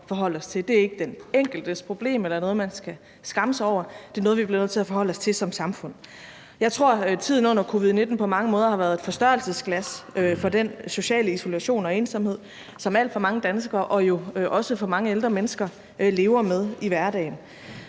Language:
Danish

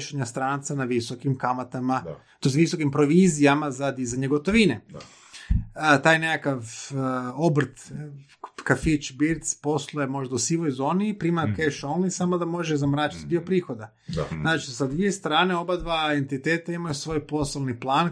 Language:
Croatian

